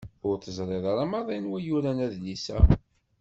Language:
Kabyle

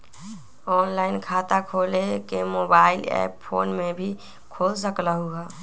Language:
Magahi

